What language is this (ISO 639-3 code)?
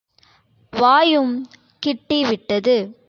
tam